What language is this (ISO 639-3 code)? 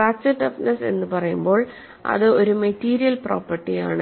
mal